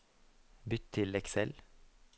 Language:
Norwegian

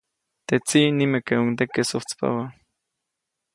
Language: Copainalá Zoque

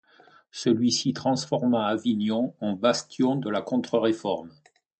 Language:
French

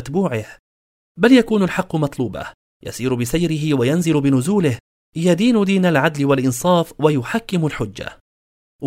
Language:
Arabic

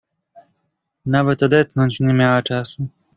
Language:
Polish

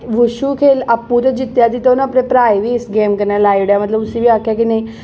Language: Dogri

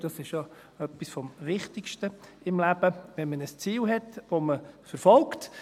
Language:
Swiss German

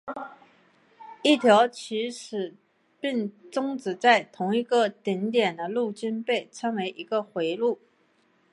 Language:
Chinese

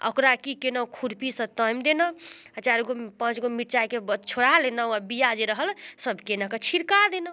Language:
Maithili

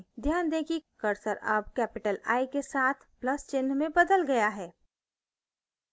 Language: Hindi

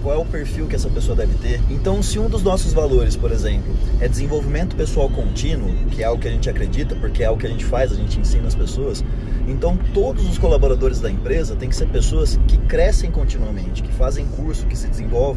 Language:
Portuguese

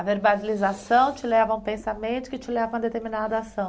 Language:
Portuguese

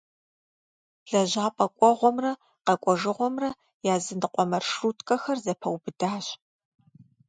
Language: Kabardian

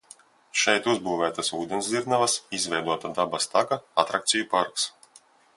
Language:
Latvian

